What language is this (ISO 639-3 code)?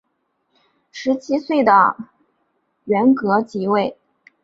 zho